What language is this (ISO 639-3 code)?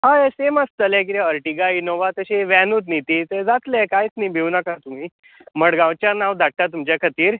kok